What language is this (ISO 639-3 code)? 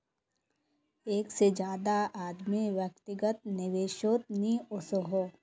mag